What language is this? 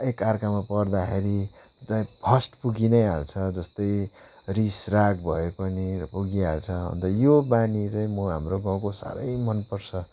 Nepali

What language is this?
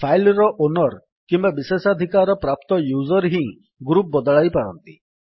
Odia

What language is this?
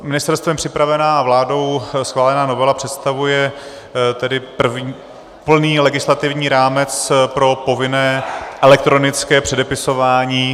Czech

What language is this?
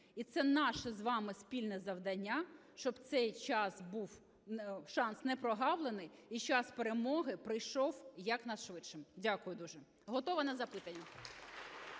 Ukrainian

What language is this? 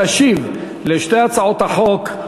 Hebrew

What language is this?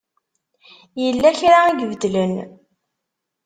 Kabyle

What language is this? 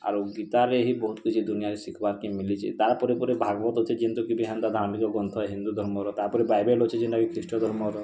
Odia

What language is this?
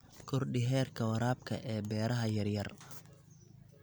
Somali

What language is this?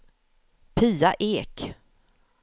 Swedish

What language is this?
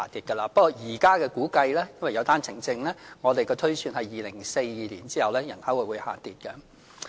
Cantonese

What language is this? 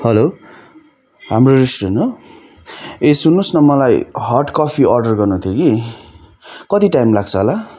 Nepali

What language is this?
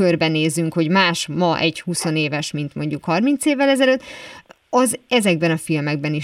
Hungarian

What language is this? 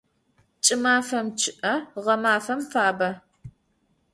Adyghe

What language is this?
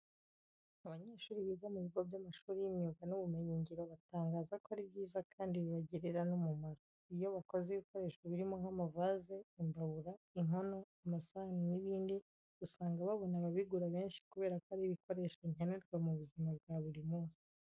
Kinyarwanda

